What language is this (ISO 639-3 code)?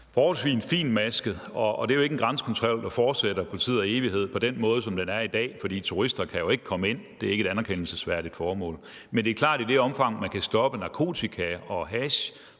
dan